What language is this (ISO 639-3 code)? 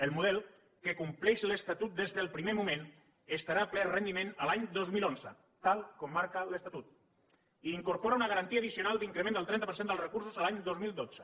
cat